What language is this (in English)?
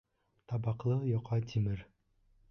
Bashkir